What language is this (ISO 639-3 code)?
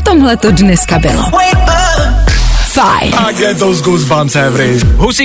ces